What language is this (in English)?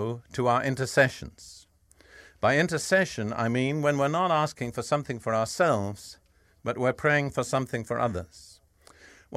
English